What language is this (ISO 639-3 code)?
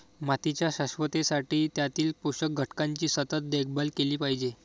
mar